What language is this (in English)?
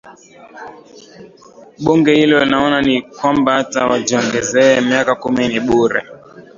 Swahili